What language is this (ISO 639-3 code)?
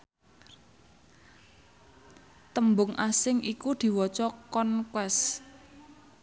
jav